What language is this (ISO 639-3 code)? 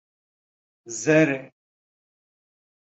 kur